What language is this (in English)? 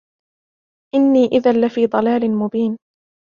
Arabic